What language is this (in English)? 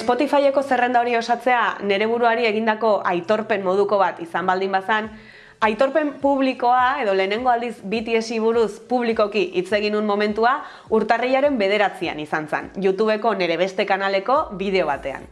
Basque